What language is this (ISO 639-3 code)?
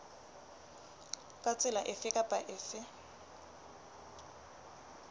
sot